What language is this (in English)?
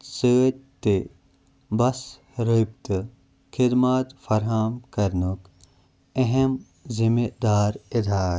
Kashmiri